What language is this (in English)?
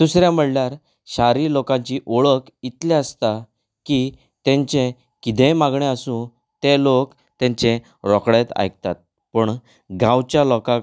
Konkani